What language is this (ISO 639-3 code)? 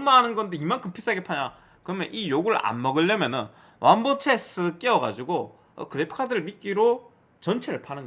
kor